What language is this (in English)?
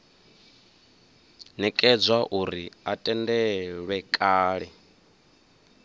Venda